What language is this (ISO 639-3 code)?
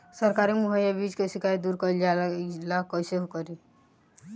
bho